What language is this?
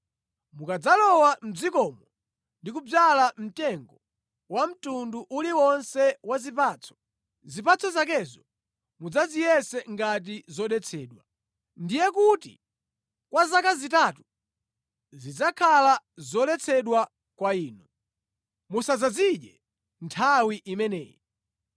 Nyanja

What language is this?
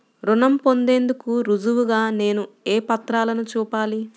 Telugu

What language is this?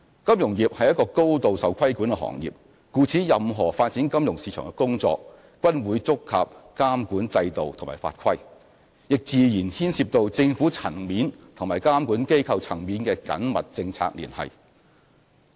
Cantonese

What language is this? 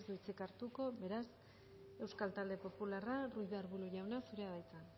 Basque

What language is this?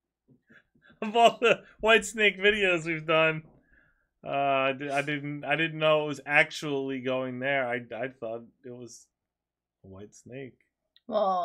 English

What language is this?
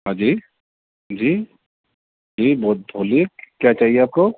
Urdu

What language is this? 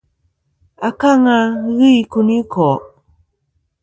Kom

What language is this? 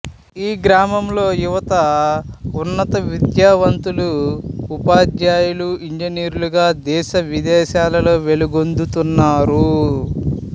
Telugu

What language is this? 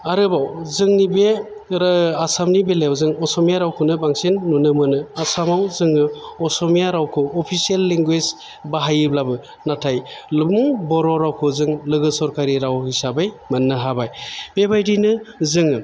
Bodo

